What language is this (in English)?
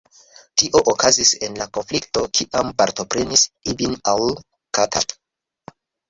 Esperanto